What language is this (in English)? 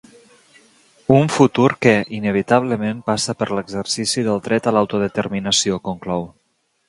Catalan